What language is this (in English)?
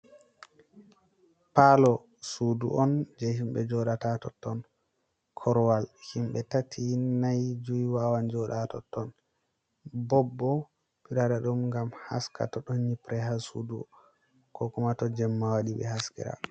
Fula